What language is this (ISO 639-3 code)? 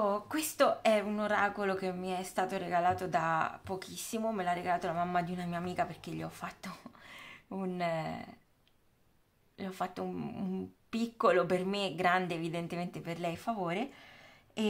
ita